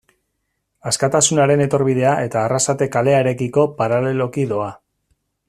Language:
Basque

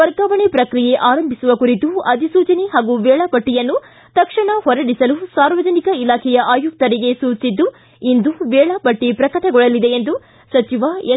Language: Kannada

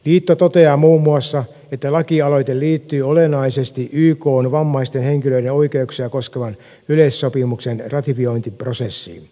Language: Finnish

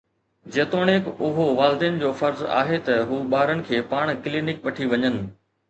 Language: Sindhi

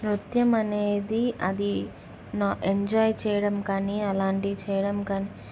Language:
Telugu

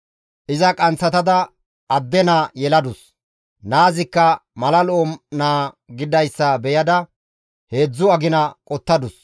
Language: Gamo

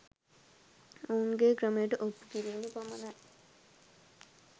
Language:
Sinhala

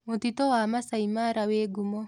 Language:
Kikuyu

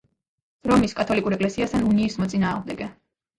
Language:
Georgian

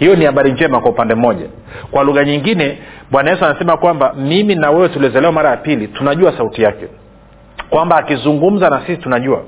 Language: Swahili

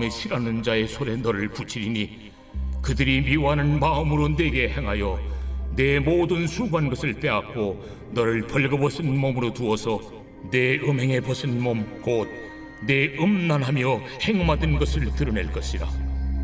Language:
Korean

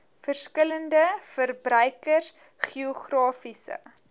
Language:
Afrikaans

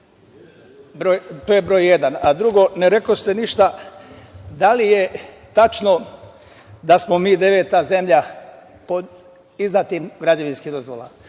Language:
Serbian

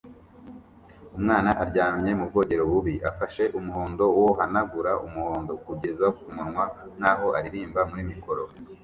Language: Kinyarwanda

